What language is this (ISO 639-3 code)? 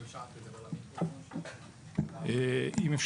heb